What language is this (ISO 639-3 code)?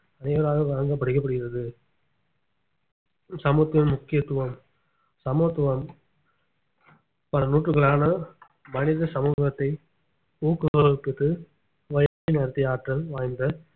tam